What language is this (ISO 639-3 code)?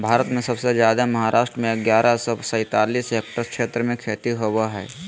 mag